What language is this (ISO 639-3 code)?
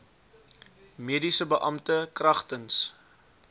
afr